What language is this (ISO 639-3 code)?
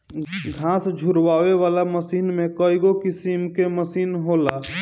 bho